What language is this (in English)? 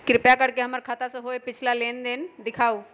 Magahi